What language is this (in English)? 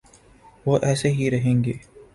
Urdu